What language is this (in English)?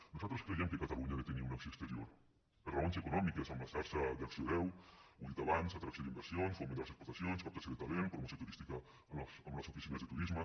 Catalan